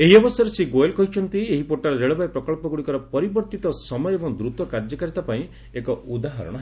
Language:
Odia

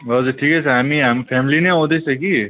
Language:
Nepali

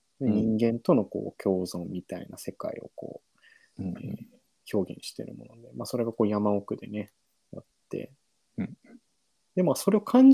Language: Japanese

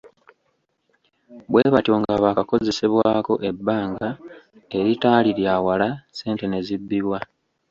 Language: Ganda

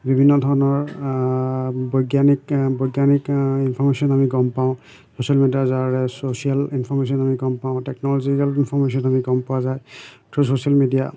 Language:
Assamese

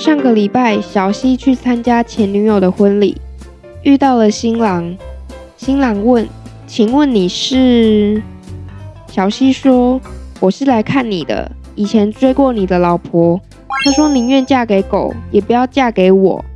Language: Chinese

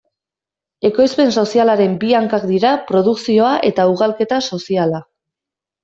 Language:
Basque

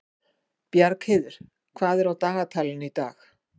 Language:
Icelandic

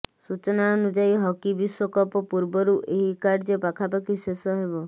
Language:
Odia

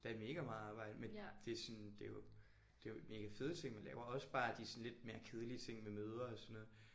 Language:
Danish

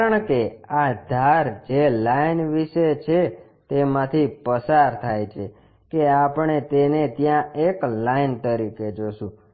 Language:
Gujarati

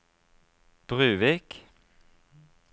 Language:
Norwegian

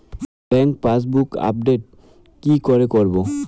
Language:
Bangla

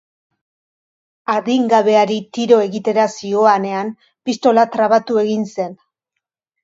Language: Basque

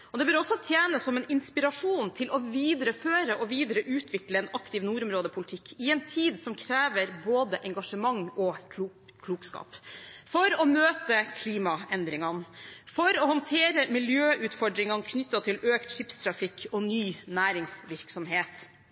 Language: Norwegian Bokmål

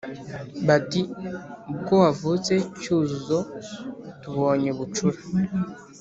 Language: Kinyarwanda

